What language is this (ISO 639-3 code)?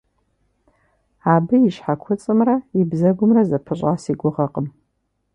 kbd